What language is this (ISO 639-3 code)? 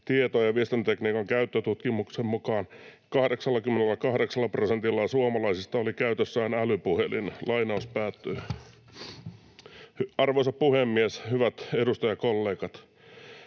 fin